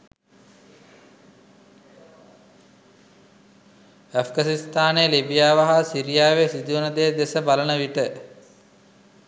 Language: Sinhala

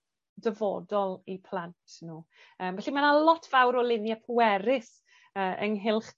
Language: Welsh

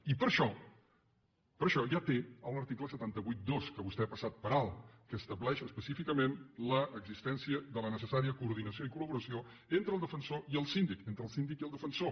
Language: Catalan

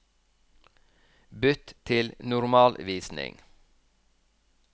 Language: Norwegian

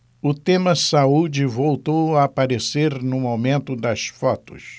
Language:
Portuguese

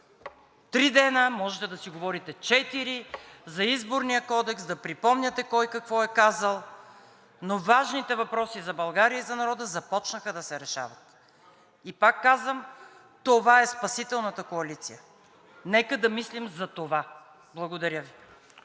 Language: Bulgarian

